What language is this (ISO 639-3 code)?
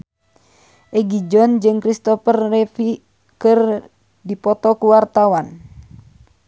sun